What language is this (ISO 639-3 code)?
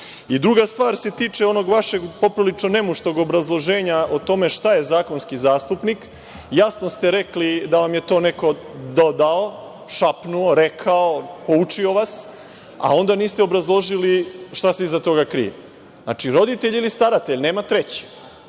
srp